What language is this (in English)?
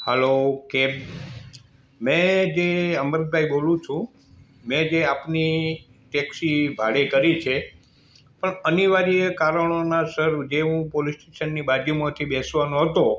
Gujarati